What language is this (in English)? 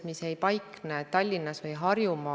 Estonian